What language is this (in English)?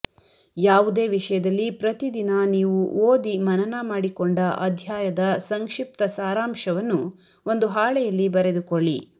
Kannada